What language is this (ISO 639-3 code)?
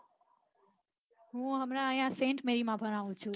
guj